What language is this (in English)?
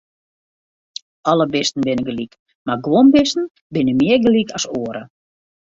Western Frisian